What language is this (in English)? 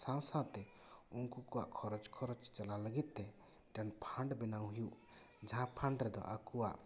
Santali